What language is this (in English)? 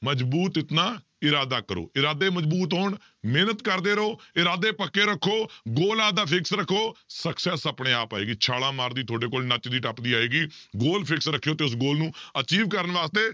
Punjabi